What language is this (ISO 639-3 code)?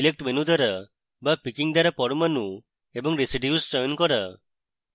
ben